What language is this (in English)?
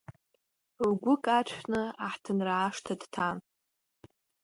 Abkhazian